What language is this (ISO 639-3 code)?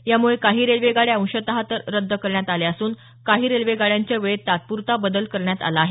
mar